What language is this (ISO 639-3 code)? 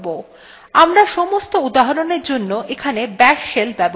ben